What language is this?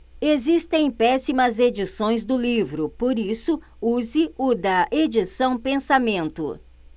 Portuguese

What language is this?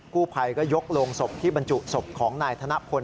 Thai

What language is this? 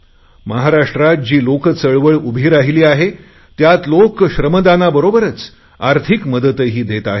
Marathi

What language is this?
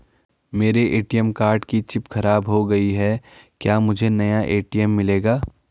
Hindi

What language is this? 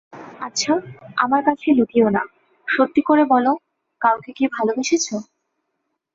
Bangla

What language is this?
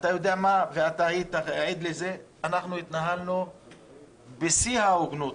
Hebrew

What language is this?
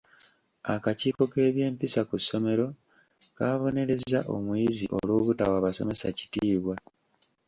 Ganda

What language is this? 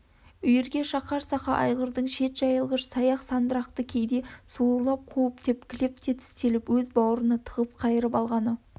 Kazakh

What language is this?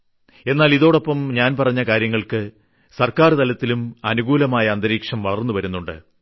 Malayalam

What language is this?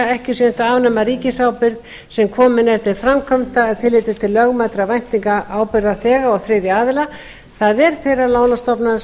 Icelandic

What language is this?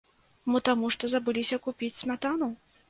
Belarusian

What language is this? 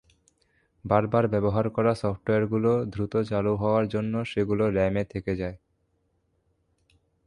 Bangla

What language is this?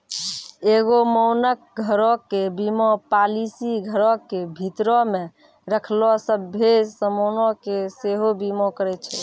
Maithili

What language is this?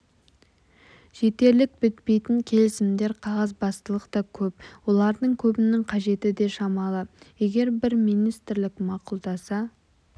Kazakh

